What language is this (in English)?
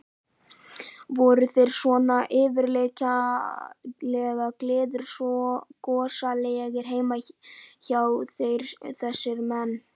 Icelandic